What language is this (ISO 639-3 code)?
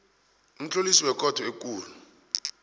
nbl